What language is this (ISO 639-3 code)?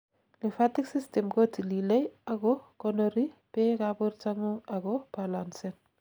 kln